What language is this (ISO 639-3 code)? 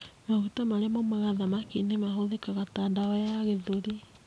kik